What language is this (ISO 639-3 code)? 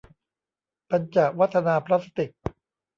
tha